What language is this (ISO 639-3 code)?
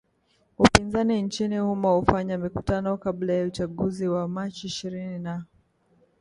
swa